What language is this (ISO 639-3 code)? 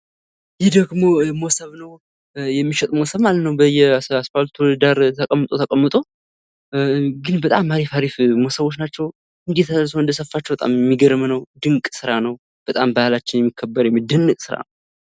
amh